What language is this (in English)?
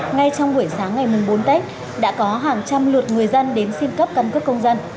Vietnamese